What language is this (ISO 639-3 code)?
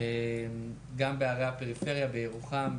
heb